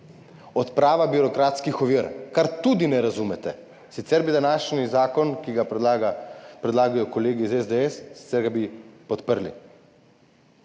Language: Slovenian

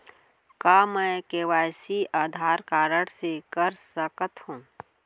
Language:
Chhattisgarhi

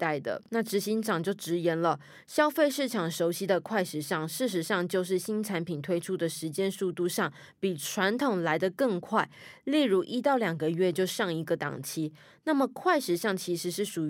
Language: Chinese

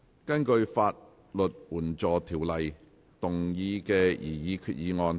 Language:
Cantonese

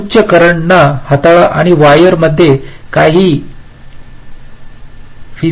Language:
Marathi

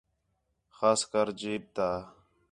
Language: Khetrani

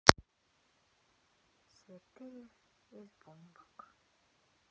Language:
Russian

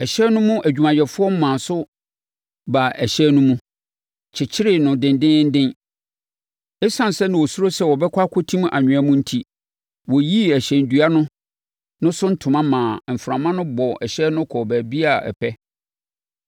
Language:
Akan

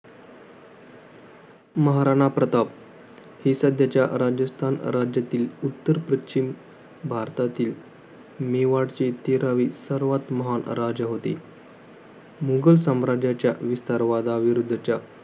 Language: Marathi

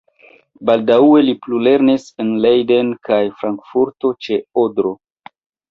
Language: Esperanto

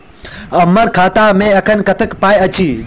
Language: Maithili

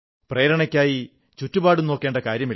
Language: Malayalam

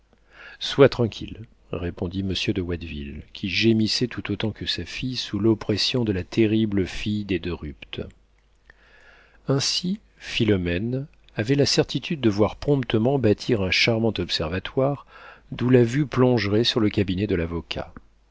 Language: French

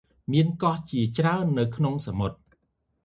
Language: Khmer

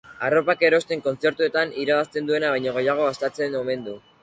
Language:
Basque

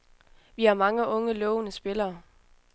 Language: Danish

